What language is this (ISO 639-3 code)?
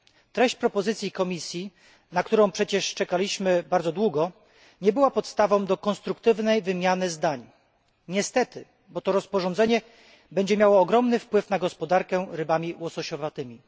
pol